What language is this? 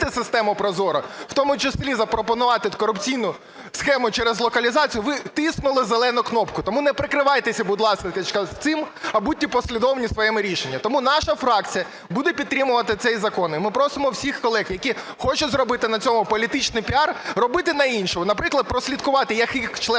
Ukrainian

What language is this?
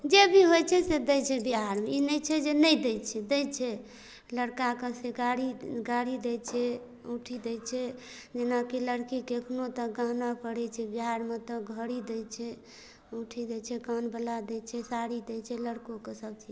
Maithili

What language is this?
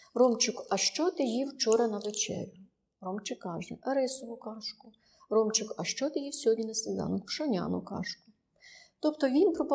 Ukrainian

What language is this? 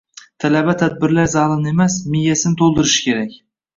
Uzbek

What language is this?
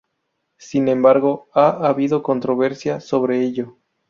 Spanish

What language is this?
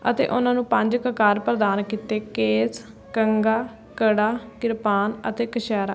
Punjabi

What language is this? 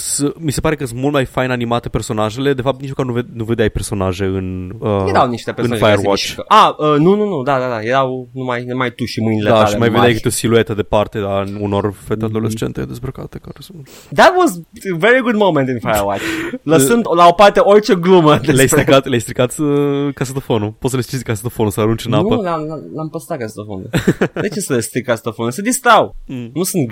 Romanian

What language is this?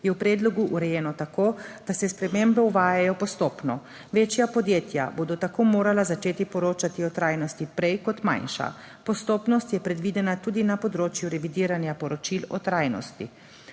Slovenian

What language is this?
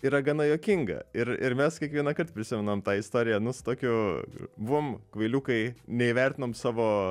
Lithuanian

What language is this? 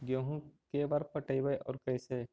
Magahi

